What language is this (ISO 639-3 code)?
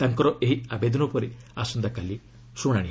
ori